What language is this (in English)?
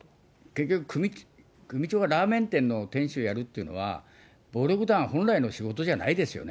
Japanese